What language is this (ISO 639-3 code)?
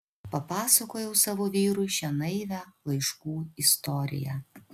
lit